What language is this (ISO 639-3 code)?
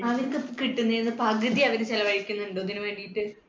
mal